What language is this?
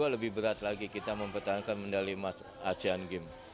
Indonesian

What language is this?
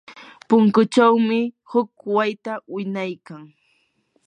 Yanahuanca Pasco Quechua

